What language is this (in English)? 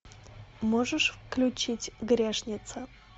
Russian